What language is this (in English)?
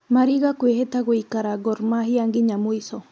Kikuyu